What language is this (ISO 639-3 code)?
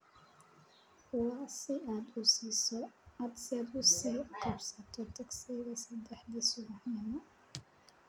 som